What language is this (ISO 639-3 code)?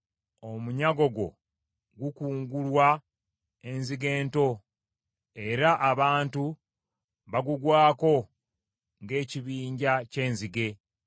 lug